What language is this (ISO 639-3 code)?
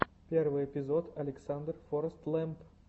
rus